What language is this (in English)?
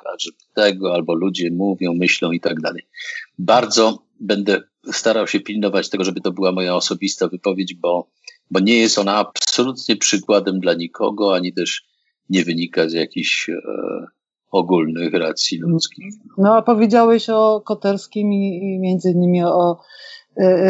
Polish